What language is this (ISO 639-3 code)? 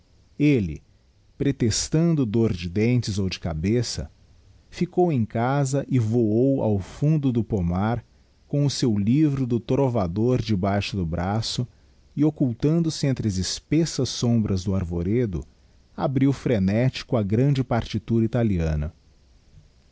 por